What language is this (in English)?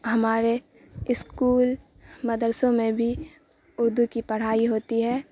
Urdu